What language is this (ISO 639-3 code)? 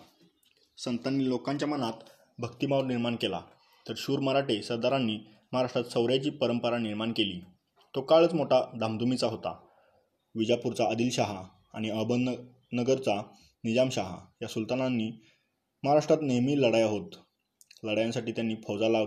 mar